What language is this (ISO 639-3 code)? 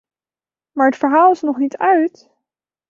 nld